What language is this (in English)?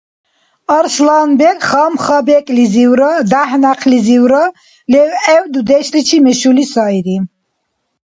Dargwa